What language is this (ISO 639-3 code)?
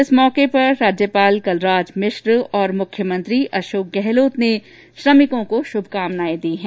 hin